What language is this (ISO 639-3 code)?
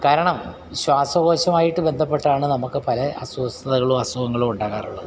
mal